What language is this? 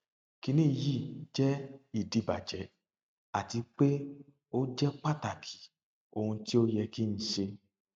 Yoruba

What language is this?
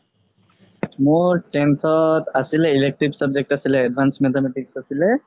Assamese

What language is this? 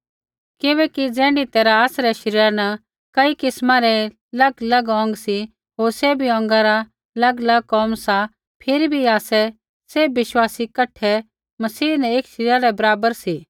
Kullu Pahari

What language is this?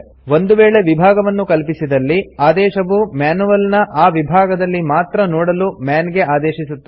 Kannada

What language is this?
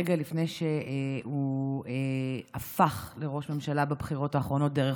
Hebrew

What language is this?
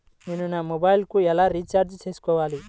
Telugu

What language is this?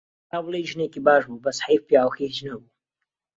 Central Kurdish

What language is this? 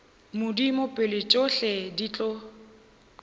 Northern Sotho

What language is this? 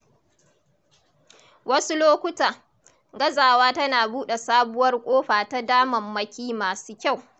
Hausa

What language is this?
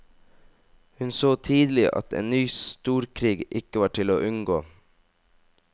Norwegian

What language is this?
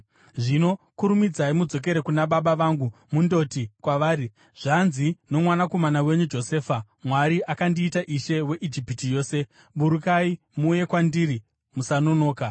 Shona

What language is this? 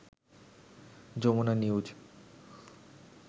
Bangla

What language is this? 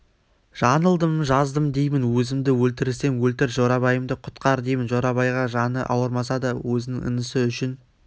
Kazakh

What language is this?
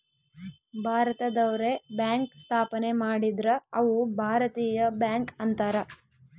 Kannada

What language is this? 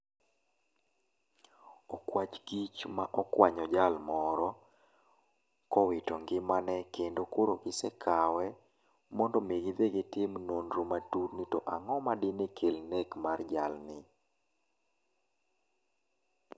Luo (Kenya and Tanzania)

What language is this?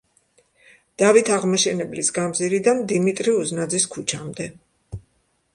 Georgian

